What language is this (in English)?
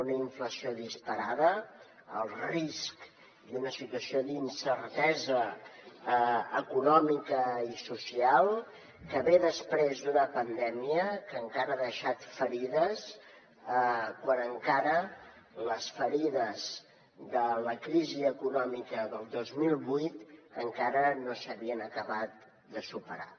Catalan